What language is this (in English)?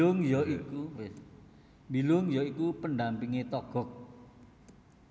Javanese